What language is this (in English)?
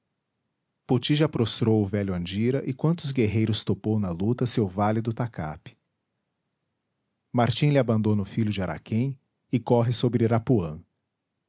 Portuguese